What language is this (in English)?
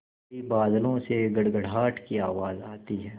Hindi